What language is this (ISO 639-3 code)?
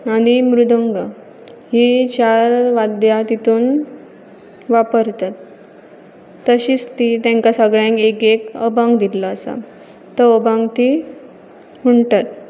kok